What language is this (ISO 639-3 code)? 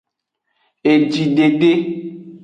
ajg